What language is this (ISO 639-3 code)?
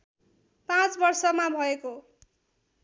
nep